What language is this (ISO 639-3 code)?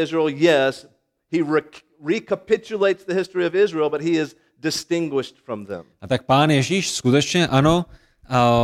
ces